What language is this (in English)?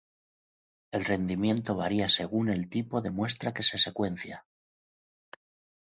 Spanish